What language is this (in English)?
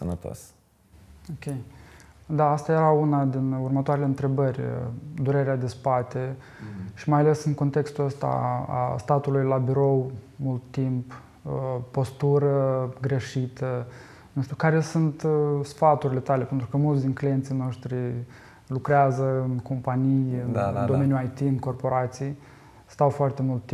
Romanian